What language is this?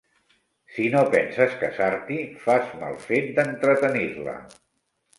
Catalan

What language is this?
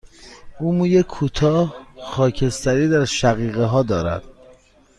Persian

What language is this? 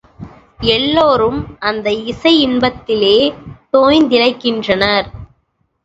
Tamil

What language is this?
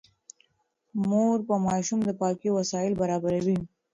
Pashto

